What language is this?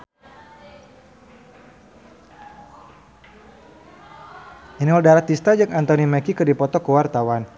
Sundanese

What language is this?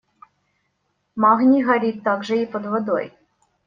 Russian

